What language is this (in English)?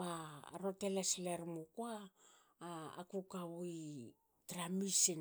Hakö